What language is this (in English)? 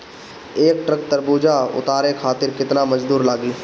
Bhojpuri